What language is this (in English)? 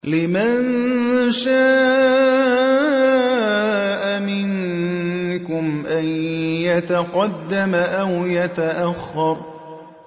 Arabic